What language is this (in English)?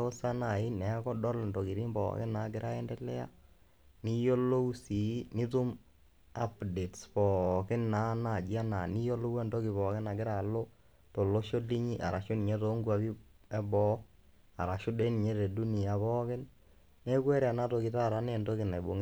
Masai